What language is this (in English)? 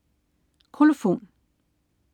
Danish